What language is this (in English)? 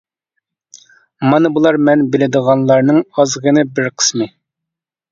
Uyghur